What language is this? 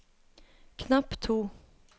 Norwegian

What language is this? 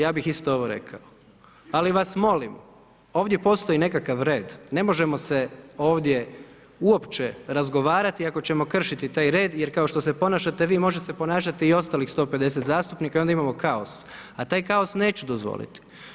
Croatian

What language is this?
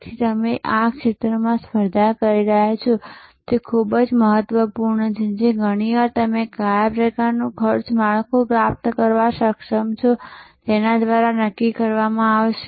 Gujarati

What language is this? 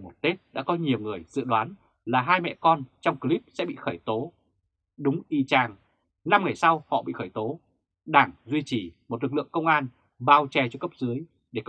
Vietnamese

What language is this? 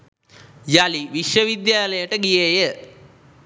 Sinhala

